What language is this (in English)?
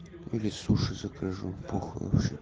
Russian